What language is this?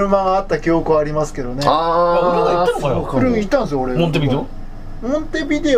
Japanese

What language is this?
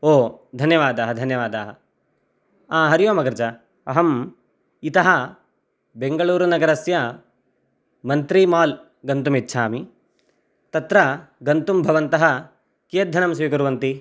Sanskrit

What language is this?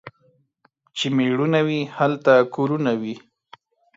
Pashto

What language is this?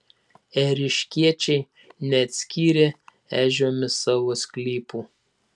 Lithuanian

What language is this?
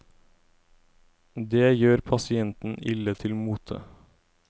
Norwegian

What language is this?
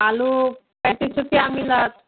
Maithili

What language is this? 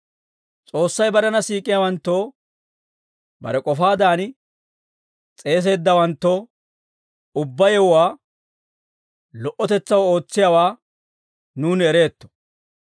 Dawro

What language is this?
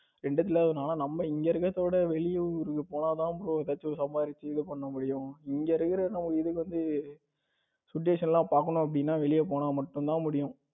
Tamil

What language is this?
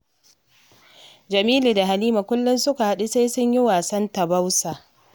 Hausa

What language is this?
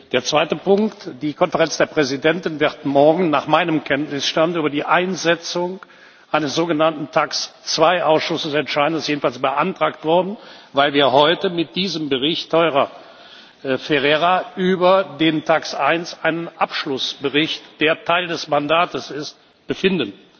German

